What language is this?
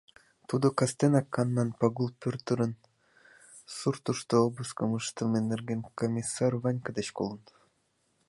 Mari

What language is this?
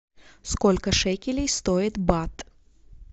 Russian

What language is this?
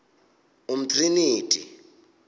Xhosa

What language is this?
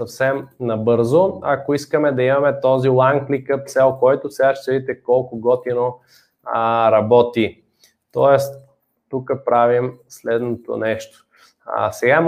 Bulgarian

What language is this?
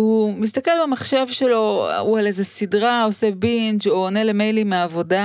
Hebrew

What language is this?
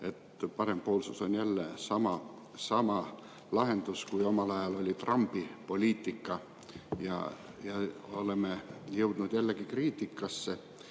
Estonian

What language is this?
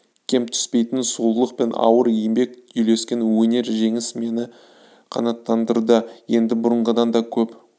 Kazakh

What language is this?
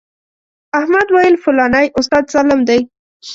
Pashto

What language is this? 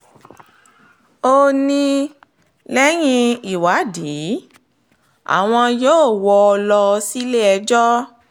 Yoruba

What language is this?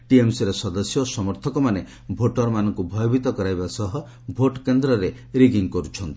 Odia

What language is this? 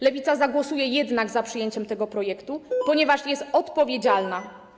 Polish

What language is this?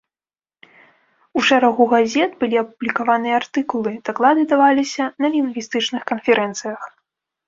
Belarusian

